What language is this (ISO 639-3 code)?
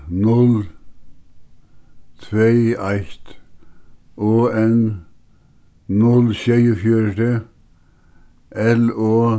fao